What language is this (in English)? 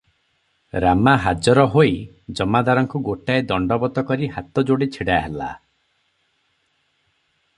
Odia